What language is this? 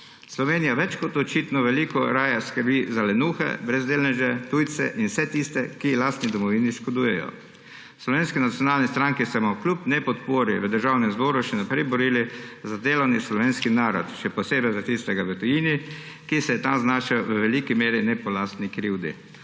Slovenian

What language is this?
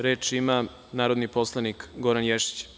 Serbian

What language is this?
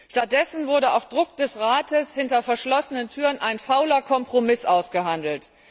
German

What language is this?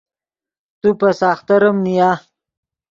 Yidgha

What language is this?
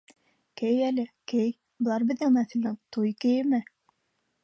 Bashkir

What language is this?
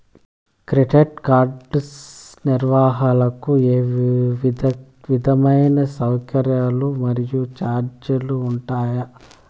Telugu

